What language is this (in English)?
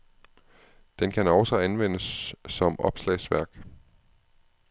Danish